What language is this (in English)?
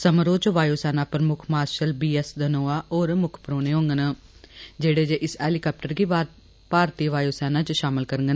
Dogri